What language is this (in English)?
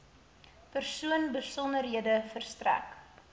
Afrikaans